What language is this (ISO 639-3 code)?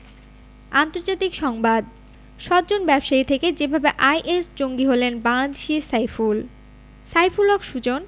ben